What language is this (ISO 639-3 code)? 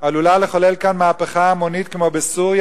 heb